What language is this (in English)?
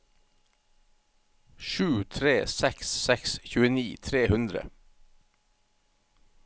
Norwegian